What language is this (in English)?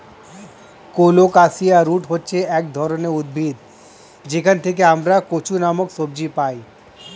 Bangla